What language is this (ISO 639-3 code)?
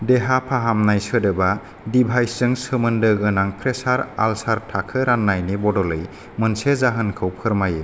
brx